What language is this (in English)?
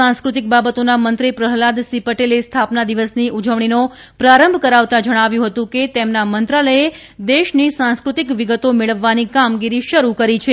Gujarati